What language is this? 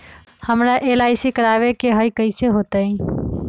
Magahi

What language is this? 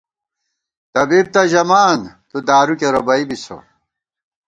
Gawar-Bati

